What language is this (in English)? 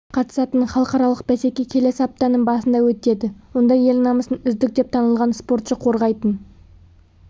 Kazakh